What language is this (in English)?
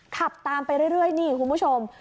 Thai